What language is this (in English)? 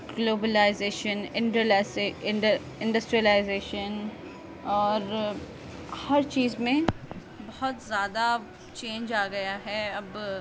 Urdu